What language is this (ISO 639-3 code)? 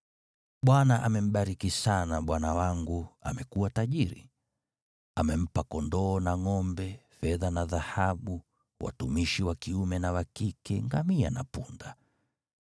swa